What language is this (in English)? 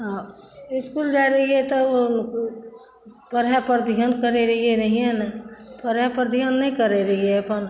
Maithili